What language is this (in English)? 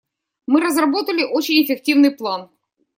Russian